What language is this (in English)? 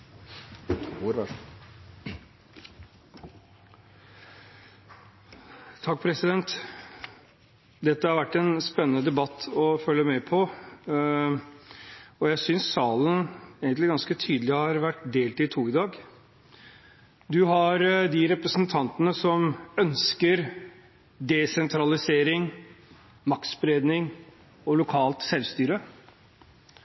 Norwegian Bokmål